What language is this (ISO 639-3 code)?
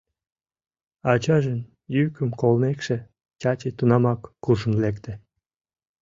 chm